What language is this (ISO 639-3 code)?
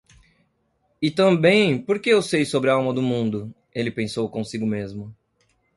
por